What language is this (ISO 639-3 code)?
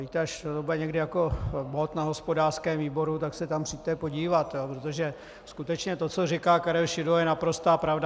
ces